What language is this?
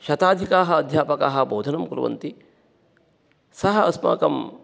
Sanskrit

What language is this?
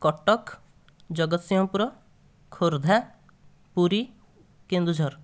Odia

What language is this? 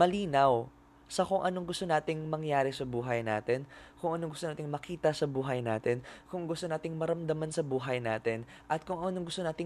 Filipino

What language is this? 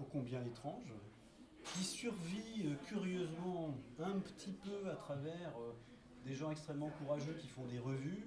French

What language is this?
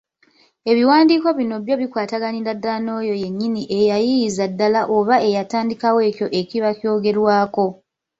Ganda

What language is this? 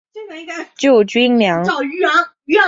Chinese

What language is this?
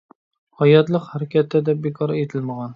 Uyghur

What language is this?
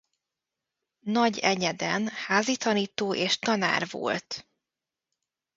Hungarian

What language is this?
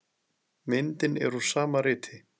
Icelandic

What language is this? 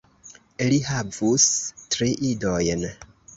Esperanto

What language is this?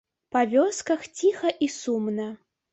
Belarusian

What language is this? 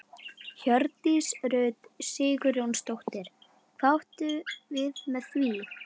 Icelandic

